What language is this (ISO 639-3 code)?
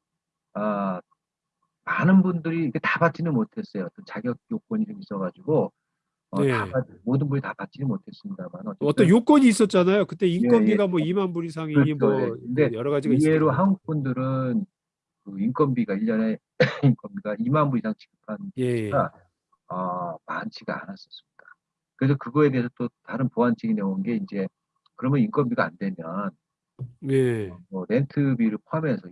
kor